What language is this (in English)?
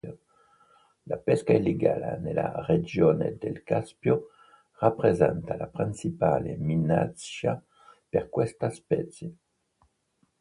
Italian